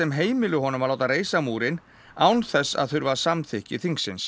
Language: Icelandic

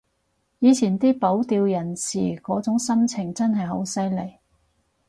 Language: Cantonese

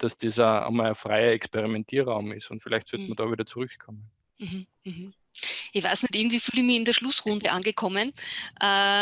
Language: German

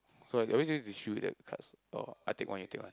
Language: English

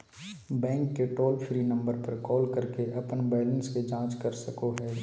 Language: Magahi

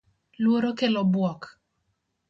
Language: Luo (Kenya and Tanzania)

